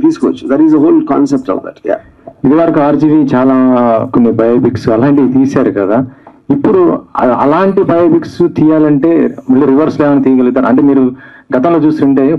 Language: Telugu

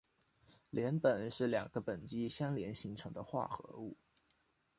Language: Chinese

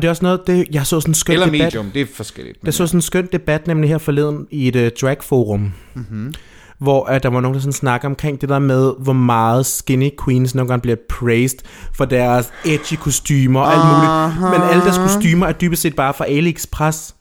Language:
Danish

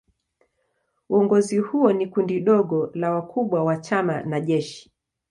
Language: Swahili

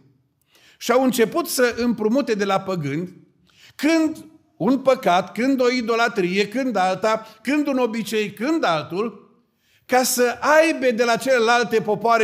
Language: Romanian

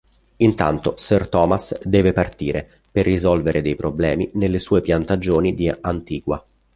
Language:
Italian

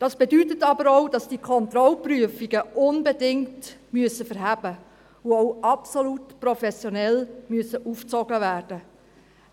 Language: Swiss German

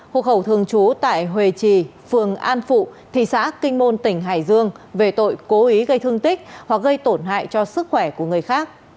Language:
Vietnamese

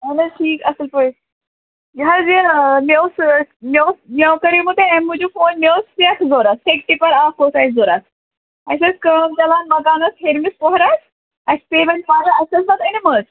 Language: Kashmiri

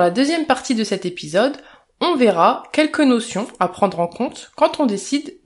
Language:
French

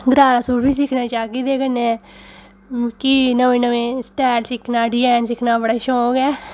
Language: Dogri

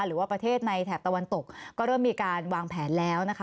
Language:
Thai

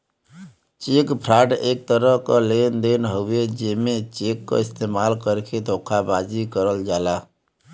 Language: Bhojpuri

